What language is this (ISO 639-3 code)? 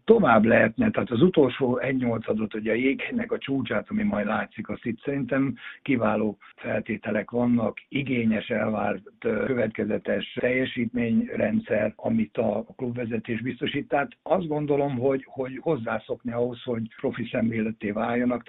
hun